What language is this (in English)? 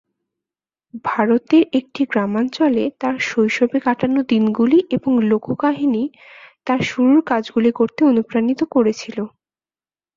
Bangla